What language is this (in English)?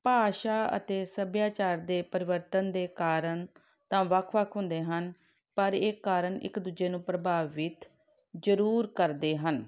Punjabi